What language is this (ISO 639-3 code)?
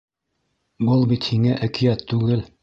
bak